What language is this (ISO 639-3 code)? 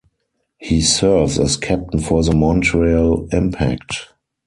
eng